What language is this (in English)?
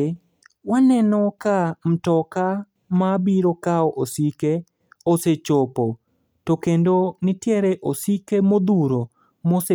Luo (Kenya and Tanzania)